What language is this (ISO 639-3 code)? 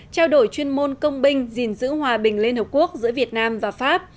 vie